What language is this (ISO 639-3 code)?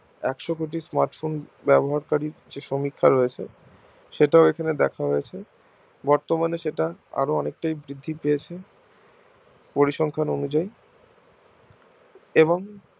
ben